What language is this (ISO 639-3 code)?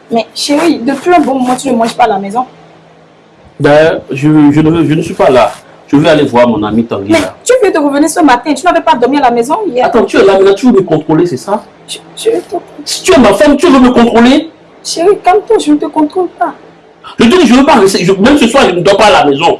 fra